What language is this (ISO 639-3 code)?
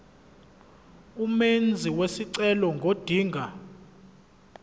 zul